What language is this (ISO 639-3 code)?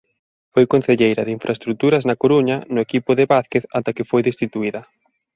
glg